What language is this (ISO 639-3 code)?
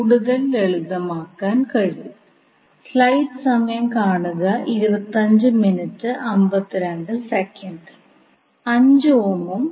mal